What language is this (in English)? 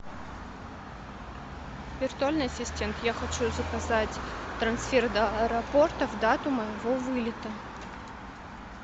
Russian